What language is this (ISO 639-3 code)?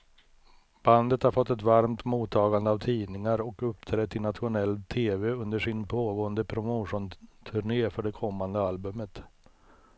swe